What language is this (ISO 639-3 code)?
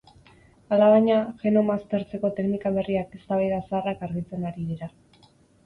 eus